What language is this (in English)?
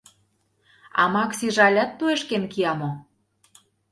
Mari